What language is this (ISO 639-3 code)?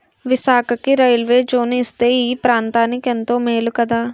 tel